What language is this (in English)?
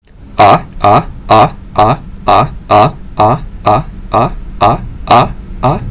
Russian